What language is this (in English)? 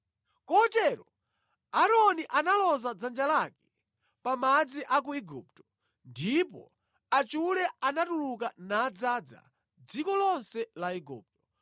Nyanja